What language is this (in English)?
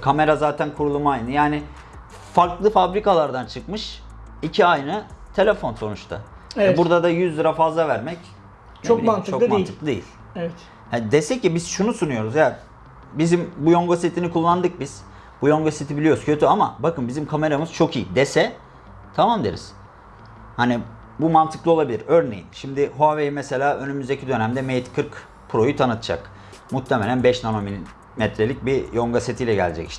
Turkish